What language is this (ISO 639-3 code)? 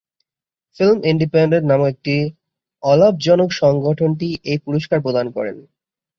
ben